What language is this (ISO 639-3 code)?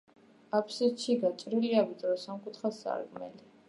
kat